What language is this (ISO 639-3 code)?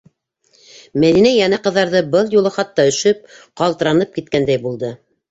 bak